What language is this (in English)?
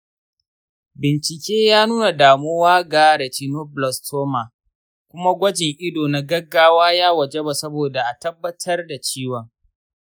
Hausa